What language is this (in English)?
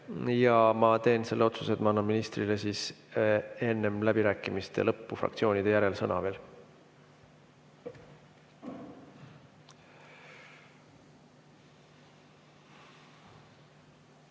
Estonian